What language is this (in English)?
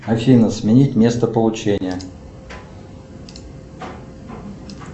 Russian